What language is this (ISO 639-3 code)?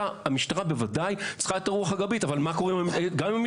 heb